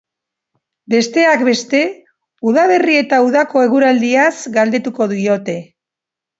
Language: Basque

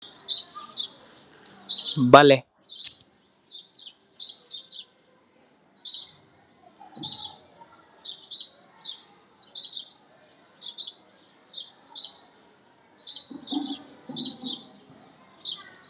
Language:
Wolof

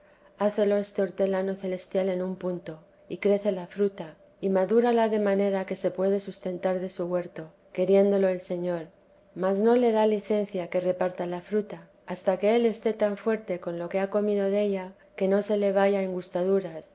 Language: Spanish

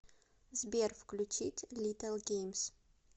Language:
Russian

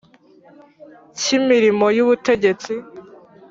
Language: Kinyarwanda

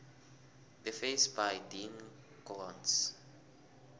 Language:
South Ndebele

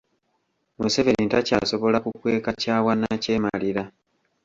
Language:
Ganda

